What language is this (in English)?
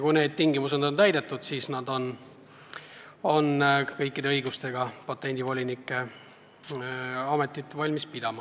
Estonian